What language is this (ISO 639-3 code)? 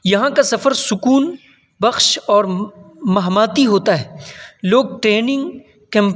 urd